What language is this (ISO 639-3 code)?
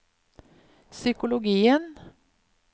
nor